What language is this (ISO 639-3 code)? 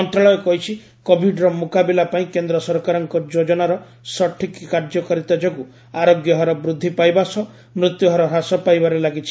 ori